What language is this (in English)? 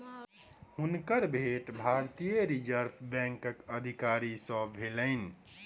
Maithili